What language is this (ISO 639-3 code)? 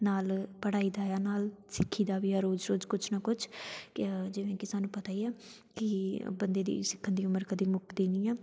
pan